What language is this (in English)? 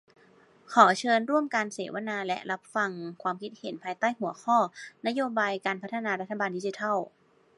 Thai